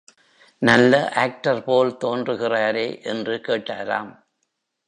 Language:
Tamil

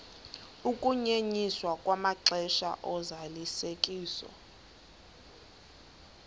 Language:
Xhosa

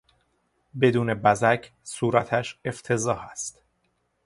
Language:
Persian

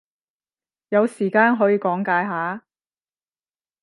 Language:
Cantonese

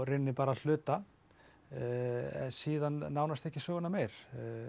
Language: Icelandic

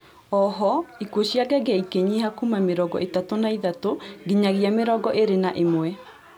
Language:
Kikuyu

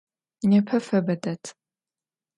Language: Adyghe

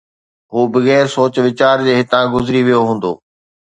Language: Sindhi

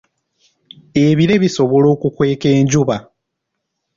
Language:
Ganda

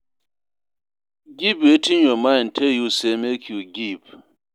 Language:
Nigerian Pidgin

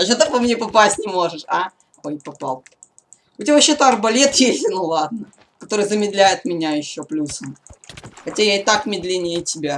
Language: Russian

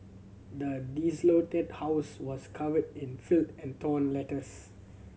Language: English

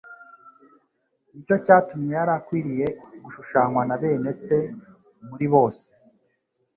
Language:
Kinyarwanda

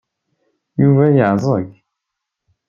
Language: Kabyle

